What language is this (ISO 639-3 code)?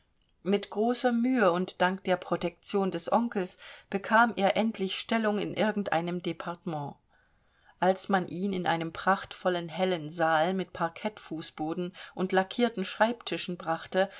deu